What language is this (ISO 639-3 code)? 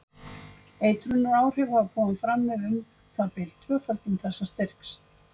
isl